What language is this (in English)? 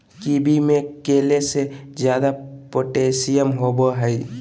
Magahi